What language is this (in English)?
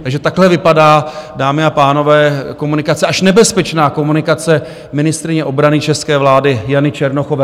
Czech